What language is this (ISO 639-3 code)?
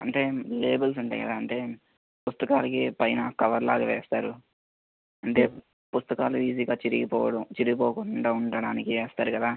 tel